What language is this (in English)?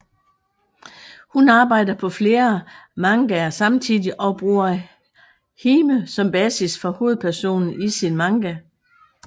Danish